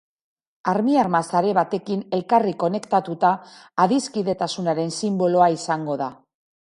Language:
Basque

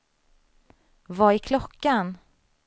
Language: Swedish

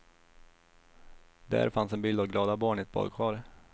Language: Swedish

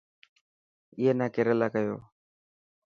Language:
Dhatki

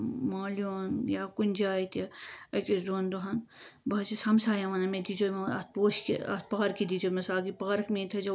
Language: Kashmiri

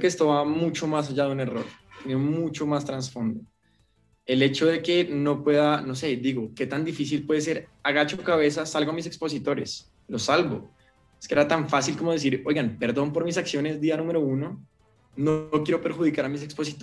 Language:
Spanish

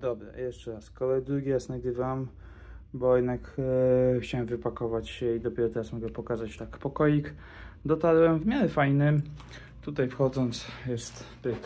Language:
Polish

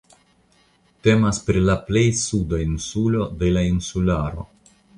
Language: Esperanto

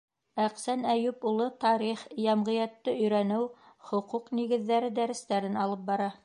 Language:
Bashkir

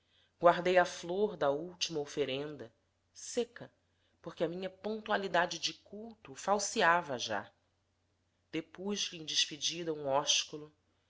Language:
Portuguese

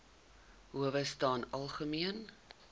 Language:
Afrikaans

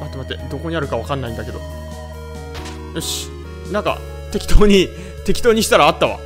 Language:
Japanese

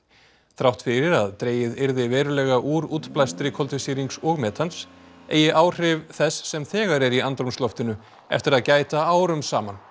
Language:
Icelandic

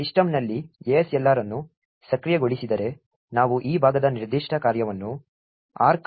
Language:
Kannada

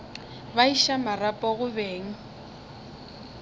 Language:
Northern Sotho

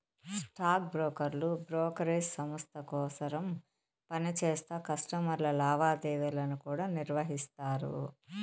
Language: Telugu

